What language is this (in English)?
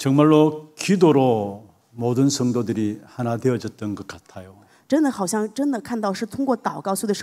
Korean